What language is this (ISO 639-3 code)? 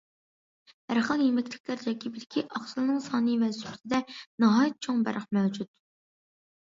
uig